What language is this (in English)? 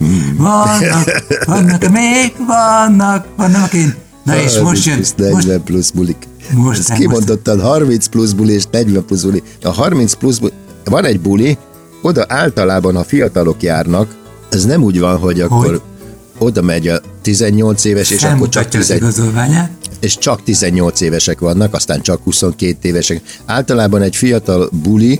Hungarian